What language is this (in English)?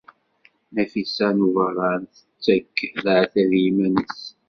Kabyle